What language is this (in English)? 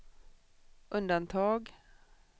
Swedish